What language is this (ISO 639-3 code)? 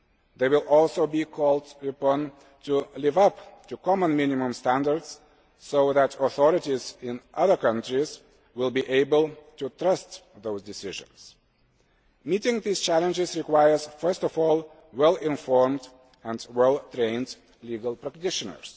eng